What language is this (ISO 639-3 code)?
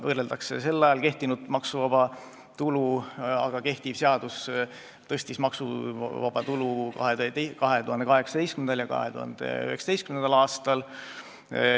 est